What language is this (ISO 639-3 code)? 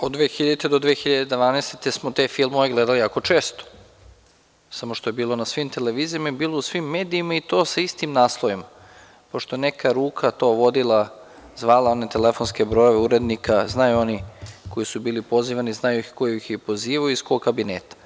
srp